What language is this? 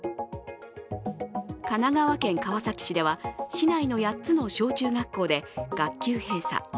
Japanese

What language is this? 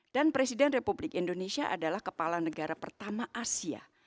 Indonesian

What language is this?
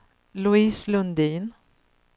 Swedish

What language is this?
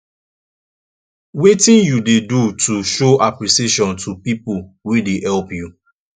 Nigerian Pidgin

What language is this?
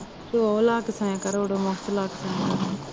Punjabi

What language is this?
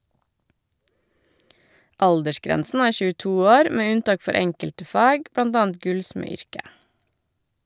Norwegian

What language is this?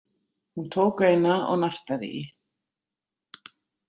Icelandic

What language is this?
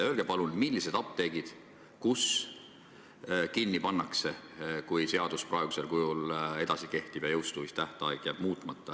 Estonian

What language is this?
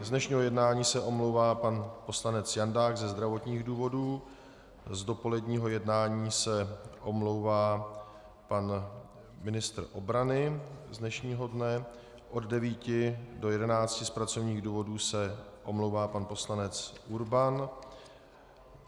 Czech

